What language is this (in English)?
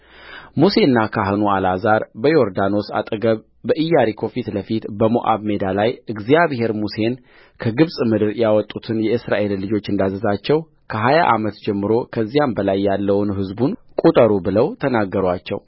Amharic